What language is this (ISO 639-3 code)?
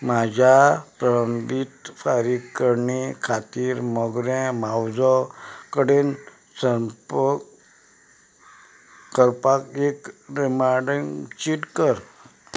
kok